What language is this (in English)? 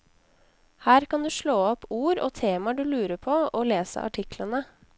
Norwegian